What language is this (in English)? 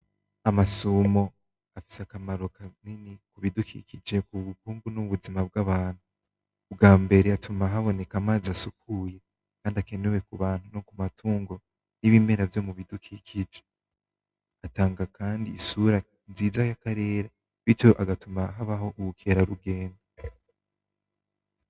Rundi